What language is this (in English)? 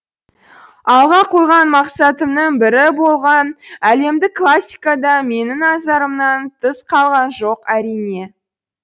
Kazakh